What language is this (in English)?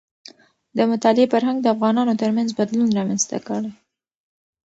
Pashto